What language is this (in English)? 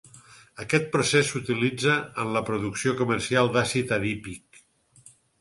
Catalan